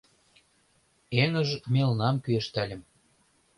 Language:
Mari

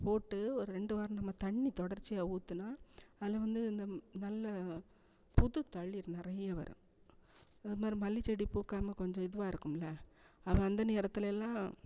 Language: Tamil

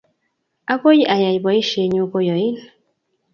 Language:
Kalenjin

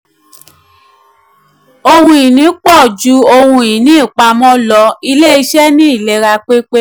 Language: Yoruba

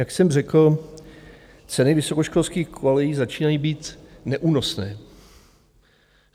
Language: Czech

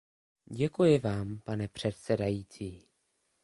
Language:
Czech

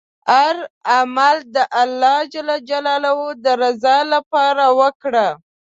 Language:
Pashto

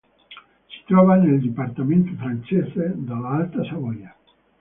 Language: Italian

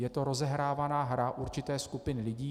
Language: Czech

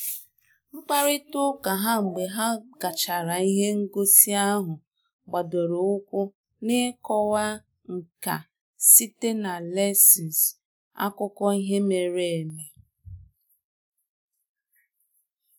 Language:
Igbo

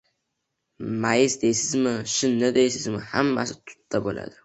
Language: Uzbek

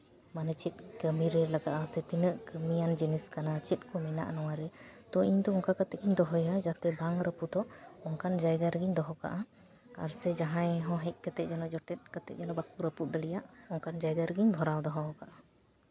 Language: Santali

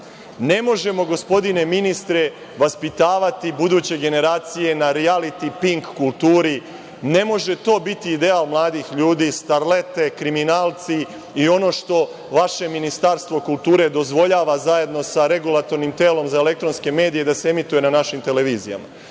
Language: Serbian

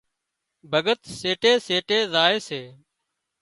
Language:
Wadiyara Koli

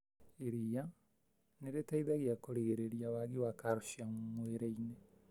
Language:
Kikuyu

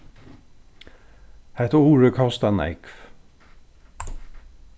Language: Faroese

